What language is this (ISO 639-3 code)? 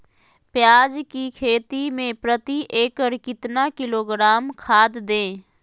mag